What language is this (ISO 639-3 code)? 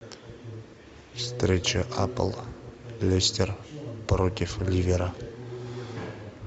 rus